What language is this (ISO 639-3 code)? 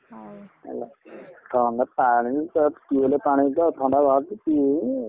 ori